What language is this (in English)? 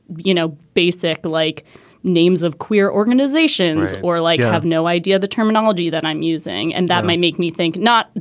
English